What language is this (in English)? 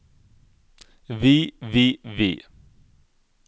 Norwegian